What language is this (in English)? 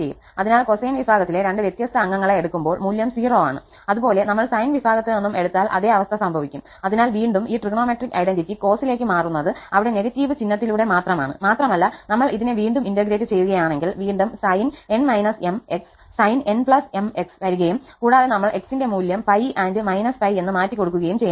Malayalam